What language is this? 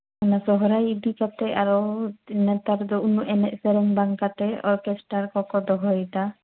Santali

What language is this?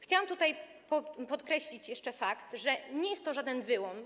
Polish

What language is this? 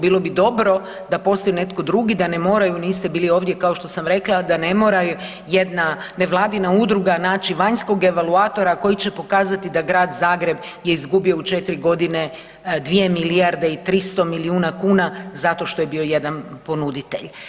Croatian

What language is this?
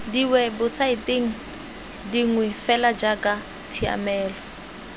Tswana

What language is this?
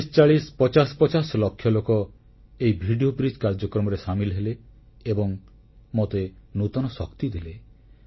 Odia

